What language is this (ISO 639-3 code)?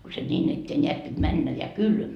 fin